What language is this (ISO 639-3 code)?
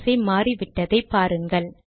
tam